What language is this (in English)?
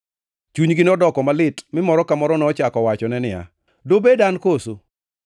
Luo (Kenya and Tanzania)